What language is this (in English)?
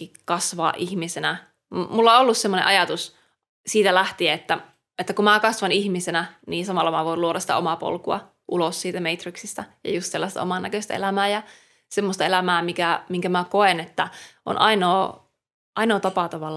Finnish